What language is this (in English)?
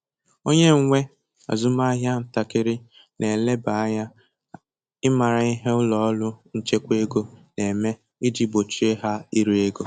Igbo